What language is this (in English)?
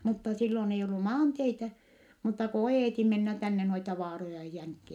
Finnish